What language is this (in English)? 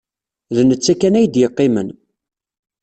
Kabyle